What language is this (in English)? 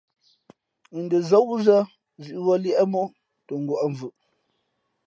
Fe'fe'